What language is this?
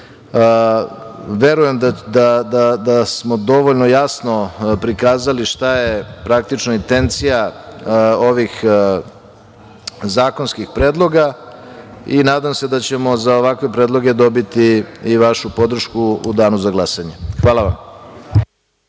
Serbian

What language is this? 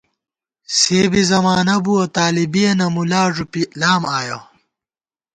Gawar-Bati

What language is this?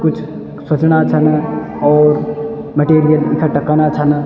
Garhwali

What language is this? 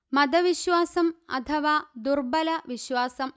Malayalam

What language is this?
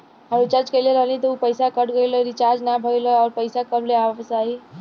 Bhojpuri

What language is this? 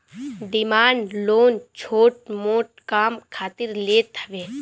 Bhojpuri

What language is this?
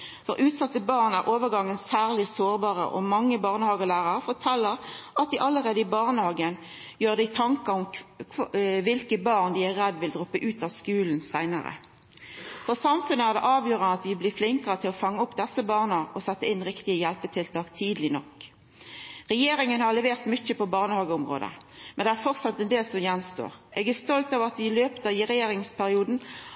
Norwegian Nynorsk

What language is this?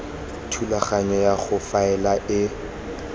Tswana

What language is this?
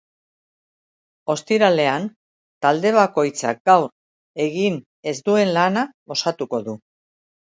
Basque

